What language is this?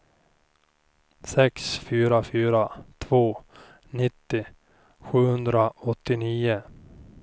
Swedish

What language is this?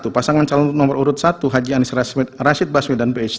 Indonesian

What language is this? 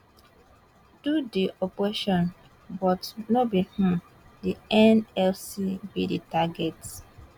Nigerian Pidgin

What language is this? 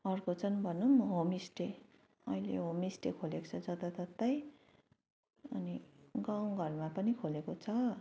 Nepali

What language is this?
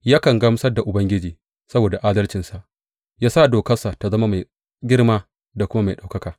Hausa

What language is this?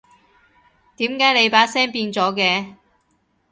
Cantonese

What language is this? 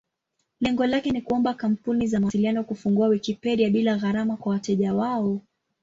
Swahili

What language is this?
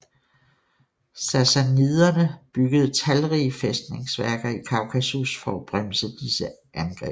Danish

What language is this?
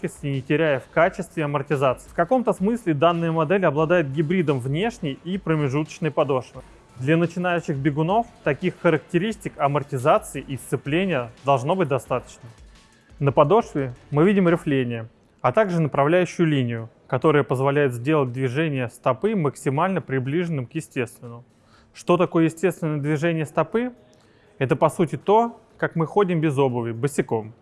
Russian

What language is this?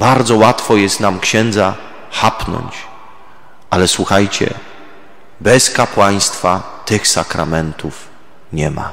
Polish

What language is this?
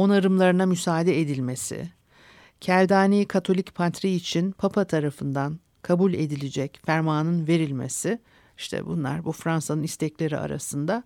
Turkish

